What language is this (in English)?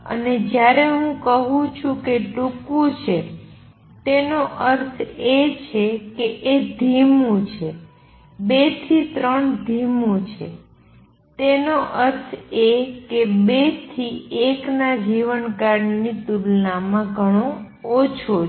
Gujarati